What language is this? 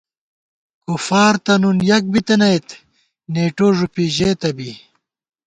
Gawar-Bati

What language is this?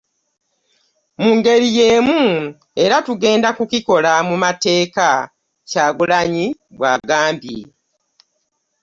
Ganda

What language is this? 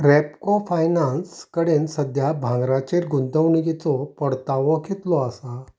Konkani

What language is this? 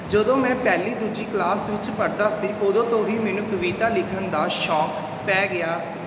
Punjabi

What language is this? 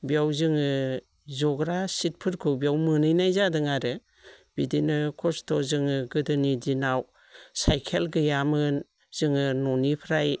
Bodo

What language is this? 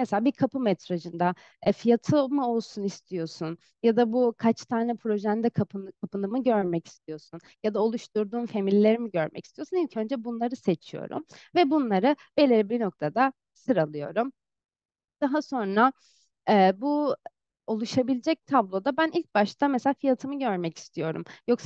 Turkish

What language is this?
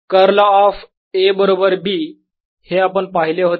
Marathi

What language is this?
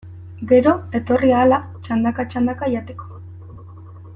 Basque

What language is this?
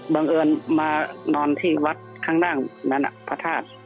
Thai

